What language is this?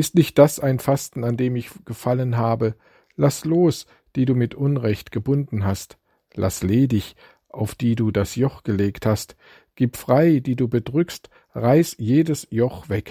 German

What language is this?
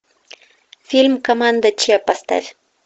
Russian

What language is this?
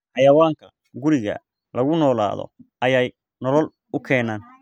Somali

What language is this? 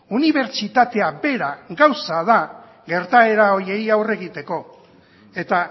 Basque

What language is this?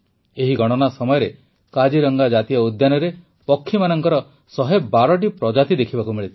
Odia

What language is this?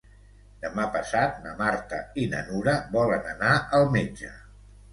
Catalan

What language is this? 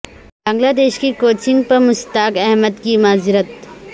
Urdu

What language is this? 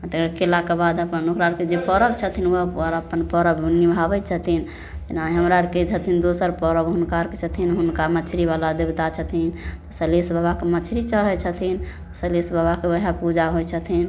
Maithili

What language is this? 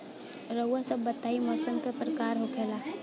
Bhojpuri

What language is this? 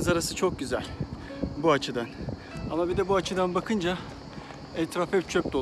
Turkish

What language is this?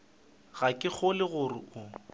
Northern Sotho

